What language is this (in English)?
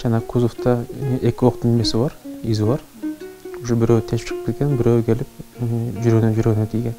Turkish